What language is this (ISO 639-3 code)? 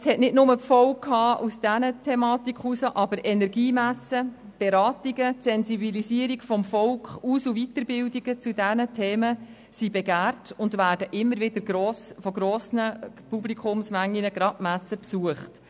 gsw